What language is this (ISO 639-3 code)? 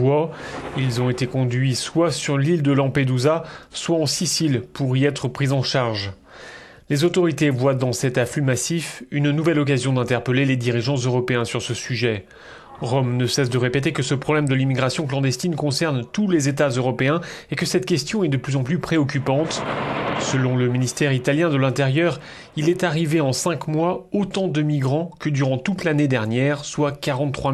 fra